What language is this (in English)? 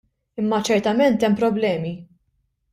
Maltese